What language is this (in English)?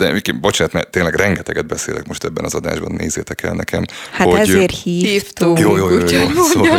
Hungarian